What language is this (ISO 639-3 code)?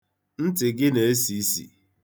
ibo